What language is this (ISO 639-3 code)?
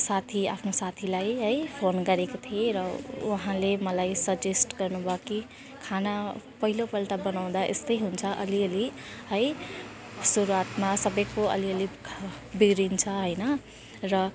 nep